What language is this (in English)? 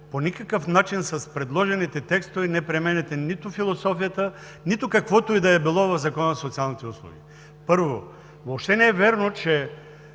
Bulgarian